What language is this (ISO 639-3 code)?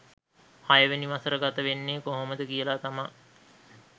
sin